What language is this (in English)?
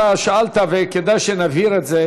Hebrew